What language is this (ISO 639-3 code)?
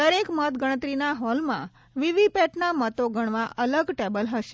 guj